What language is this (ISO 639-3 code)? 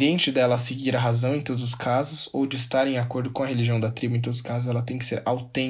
por